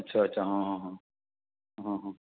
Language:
Sindhi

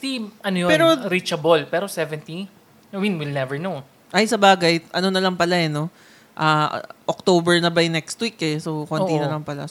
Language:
Filipino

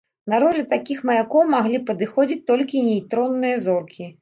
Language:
Belarusian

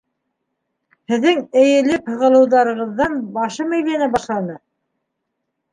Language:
Bashkir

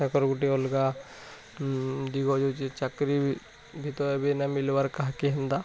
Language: Odia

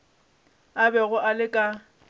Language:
Northern Sotho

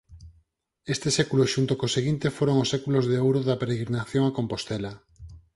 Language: Galician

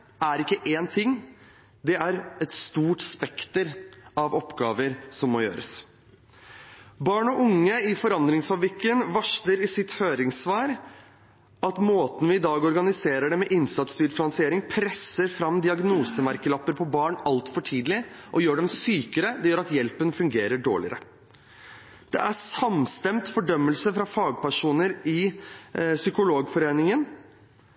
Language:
Norwegian Bokmål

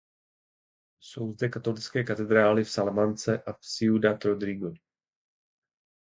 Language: Czech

